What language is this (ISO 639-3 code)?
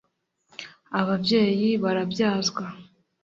kin